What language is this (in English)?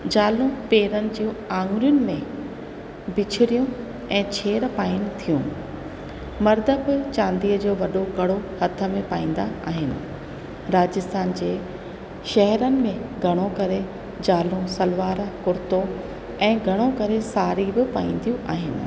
Sindhi